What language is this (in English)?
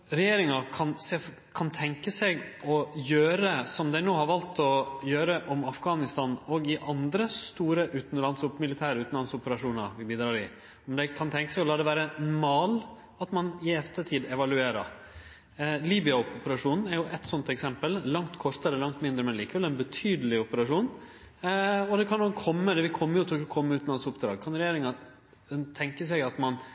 Norwegian Nynorsk